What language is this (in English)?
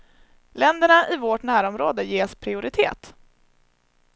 Swedish